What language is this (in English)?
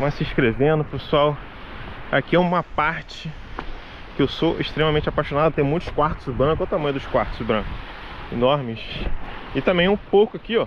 Portuguese